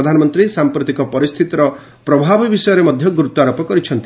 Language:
Odia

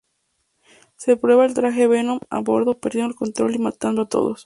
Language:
Spanish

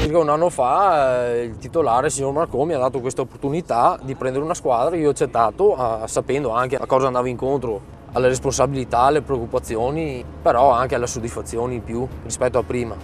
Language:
Italian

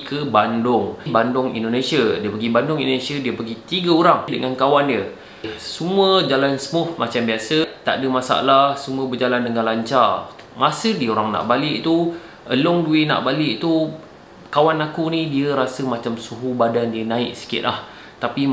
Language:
Malay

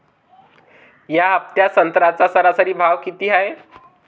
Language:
Marathi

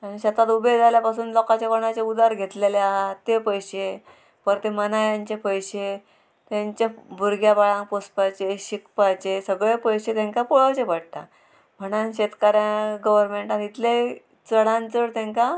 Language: Konkani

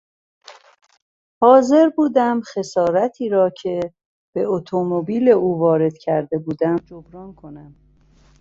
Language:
Persian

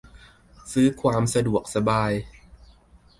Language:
Thai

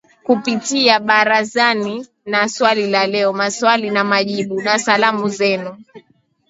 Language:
Swahili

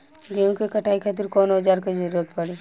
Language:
Bhojpuri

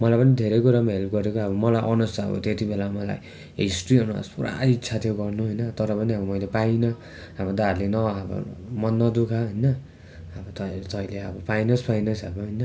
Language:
Nepali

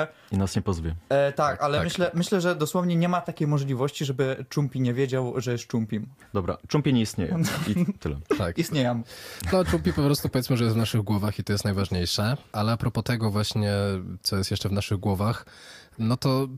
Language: Polish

